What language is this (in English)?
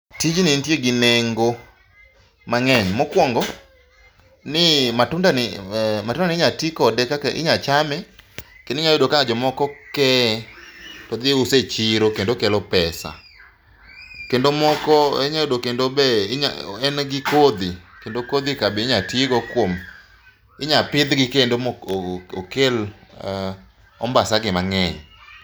Luo (Kenya and Tanzania)